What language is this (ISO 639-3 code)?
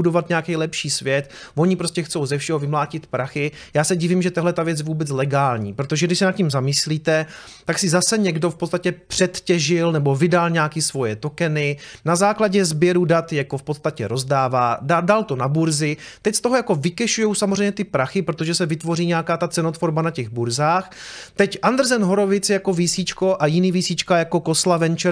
ces